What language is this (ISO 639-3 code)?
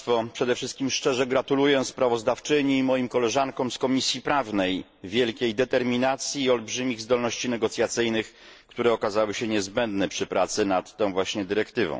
pol